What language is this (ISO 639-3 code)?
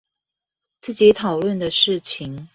zho